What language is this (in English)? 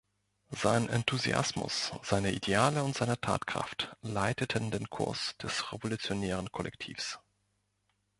German